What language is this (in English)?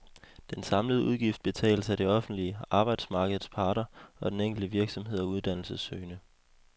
Danish